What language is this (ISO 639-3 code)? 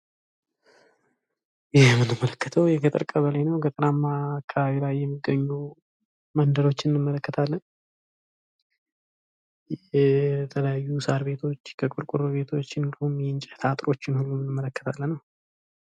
amh